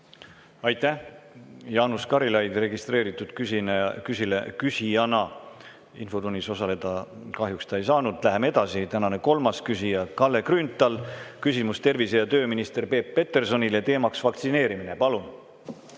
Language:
Estonian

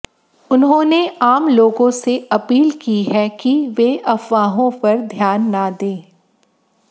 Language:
Hindi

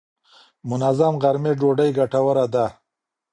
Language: Pashto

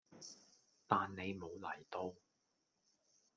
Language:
Cantonese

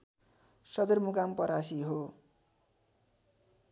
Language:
Nepali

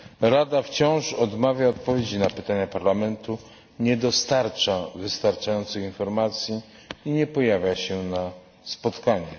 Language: Polish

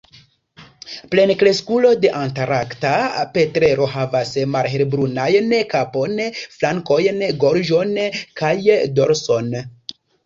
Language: Esperanto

